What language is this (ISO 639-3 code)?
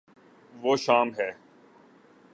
urd